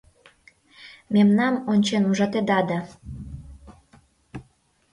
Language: Mari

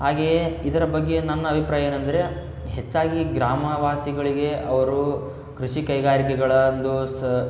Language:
Kannada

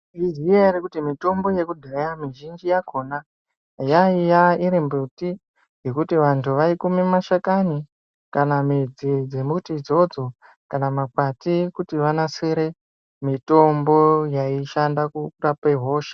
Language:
Ndau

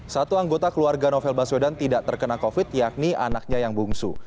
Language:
Indonesian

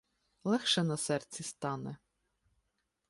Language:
Ukrainian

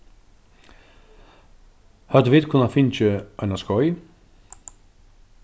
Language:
Faroese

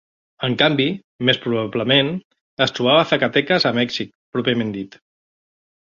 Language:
Catalan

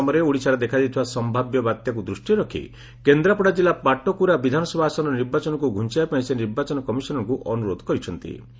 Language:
Odia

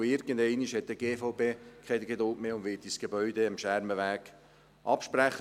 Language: Swiss German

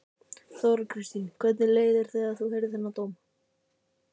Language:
Icelandic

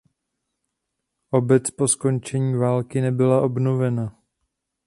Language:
Czech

